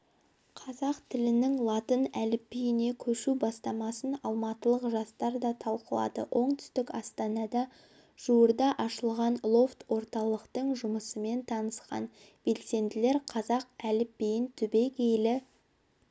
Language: Kazakh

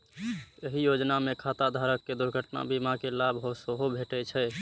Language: Maithili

